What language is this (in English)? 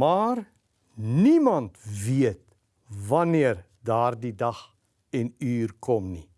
Dutch